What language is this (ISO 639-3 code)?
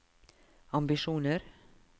nor